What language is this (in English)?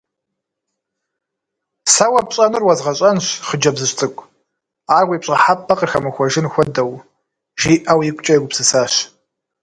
Kabardian